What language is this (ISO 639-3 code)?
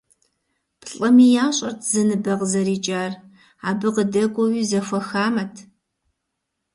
kbd